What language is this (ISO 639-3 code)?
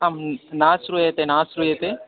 san